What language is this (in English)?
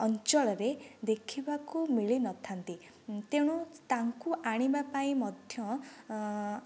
Odia